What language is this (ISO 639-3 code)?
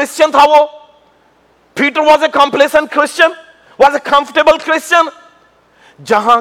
urd